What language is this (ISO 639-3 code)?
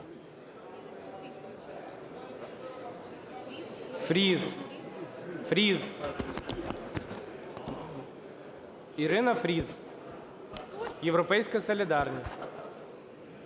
ukr